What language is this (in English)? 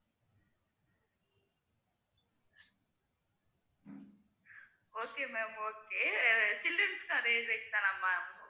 Tamil